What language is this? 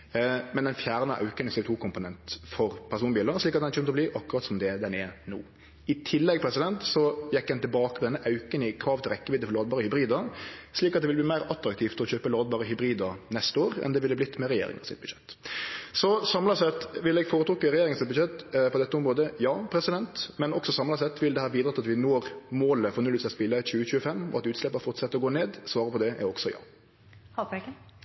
Norwegian Nynorsk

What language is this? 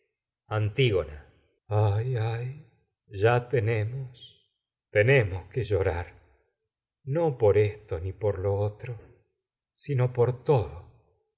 Spanish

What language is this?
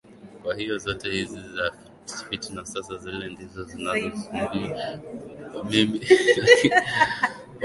Swahili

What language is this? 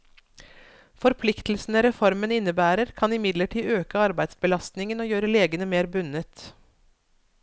Norwegian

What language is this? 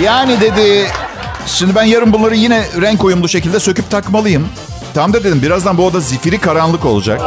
Turkish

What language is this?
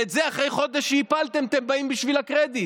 Hebrew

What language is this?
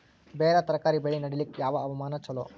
Kannada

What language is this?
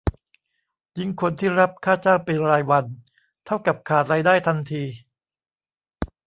Thai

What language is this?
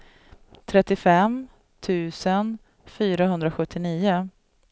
Swedish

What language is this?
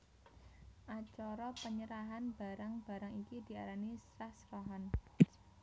Javanese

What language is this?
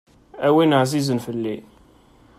Kabyle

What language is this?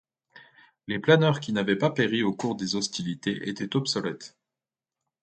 French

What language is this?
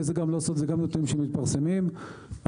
Hebrew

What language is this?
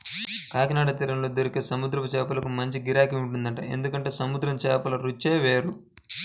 Telugu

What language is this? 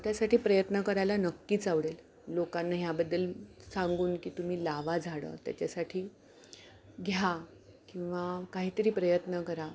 Marathi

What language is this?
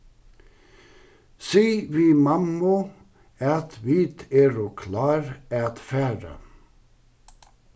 Faroese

